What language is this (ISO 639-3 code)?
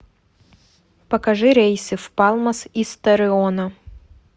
rus